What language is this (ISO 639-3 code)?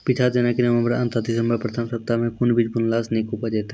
mai